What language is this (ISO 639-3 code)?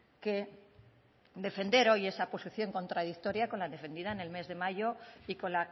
spa